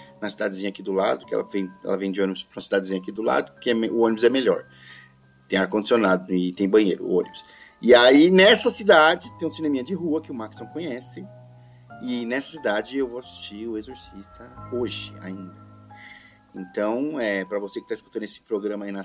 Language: Portuguese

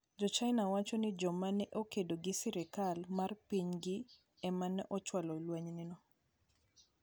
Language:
Luo (Kenya and Tanzania)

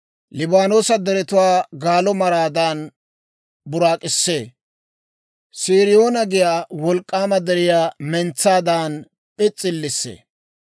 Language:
Dawro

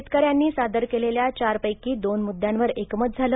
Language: Marathi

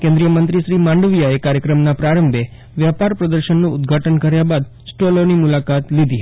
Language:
Gujarati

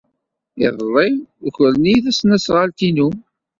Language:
Kabyle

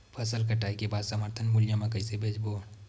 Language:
Chhattisgarhi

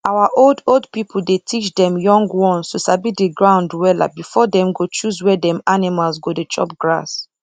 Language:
Nigerian Pidgin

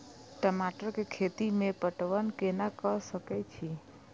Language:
Maithili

